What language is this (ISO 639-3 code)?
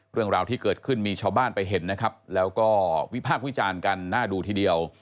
tha